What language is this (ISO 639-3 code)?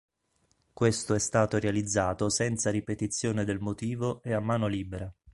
ita